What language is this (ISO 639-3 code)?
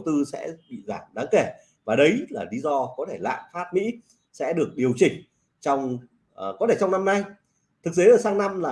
vie